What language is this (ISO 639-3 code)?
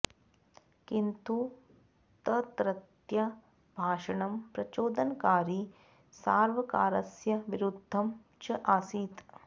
san